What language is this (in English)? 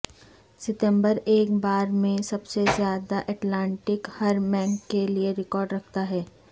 Urdu